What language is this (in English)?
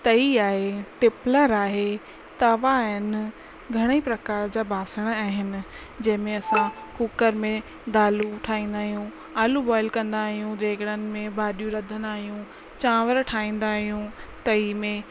Sindhi